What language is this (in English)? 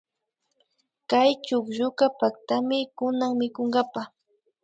Imbabura Highland Quichua